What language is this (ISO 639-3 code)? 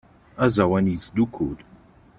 kab